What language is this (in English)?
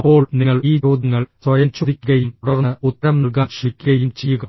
Malayalam